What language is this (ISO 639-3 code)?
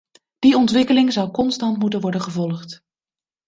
nld